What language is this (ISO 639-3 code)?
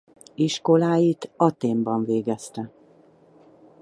hun